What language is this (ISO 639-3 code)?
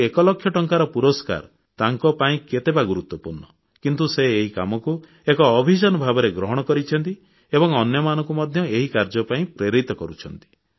ori